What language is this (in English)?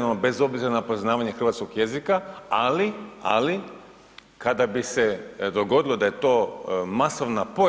Croatian